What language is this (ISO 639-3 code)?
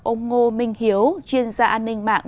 vie